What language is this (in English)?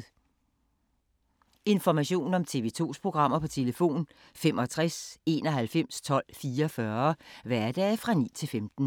Danish